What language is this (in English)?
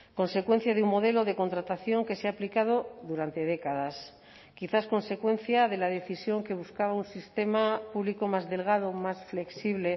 Spanish